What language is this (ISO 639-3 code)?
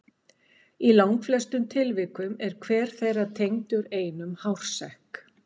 isl